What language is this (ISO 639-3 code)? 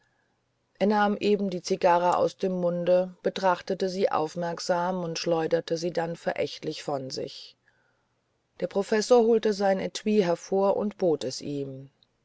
deu